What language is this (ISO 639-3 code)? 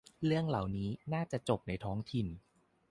tha